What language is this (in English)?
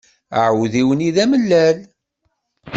Kabyle